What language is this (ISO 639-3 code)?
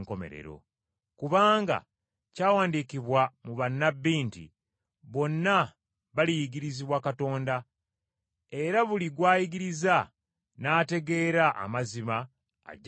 lug